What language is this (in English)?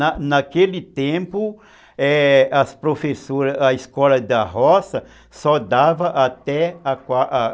Portuguese